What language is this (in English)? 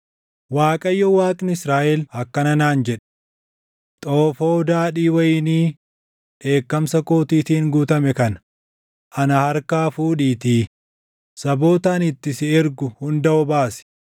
Oromo